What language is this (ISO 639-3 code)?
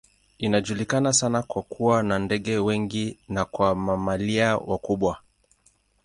swa